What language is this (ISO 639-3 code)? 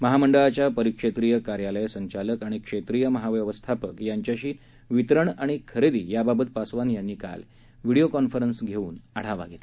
mar